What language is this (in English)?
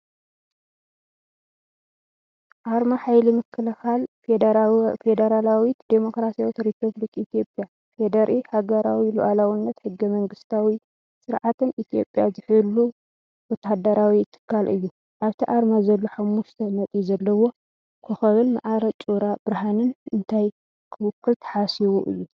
Tigrinya